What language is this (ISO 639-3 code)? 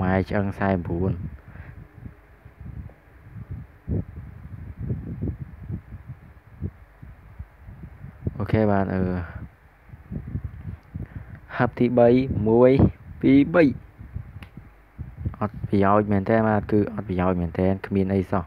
vie